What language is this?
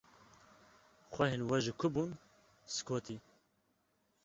Kurdish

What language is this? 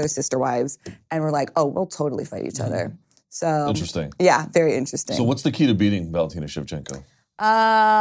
English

